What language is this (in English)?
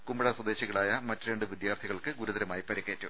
Malayalam